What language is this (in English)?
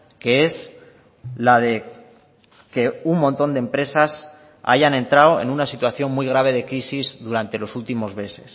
Spanish